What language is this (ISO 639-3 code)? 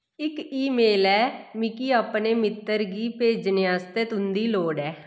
doi